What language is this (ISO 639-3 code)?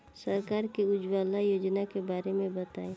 bho